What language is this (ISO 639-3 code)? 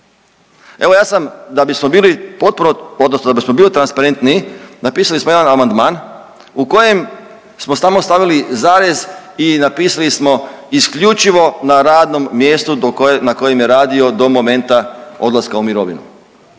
hrv